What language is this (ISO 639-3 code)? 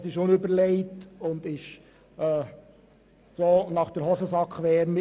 gsw